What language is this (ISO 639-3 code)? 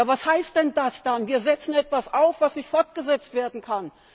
deu